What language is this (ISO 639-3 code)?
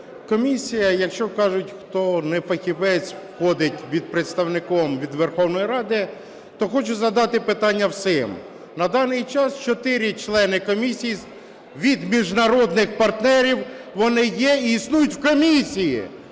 ukr